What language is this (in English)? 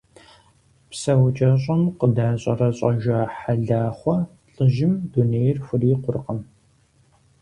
Kabardian